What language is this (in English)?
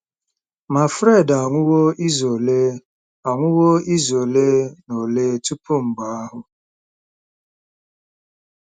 Igbo